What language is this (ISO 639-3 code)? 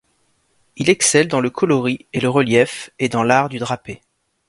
fra